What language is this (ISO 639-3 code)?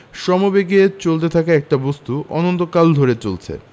ben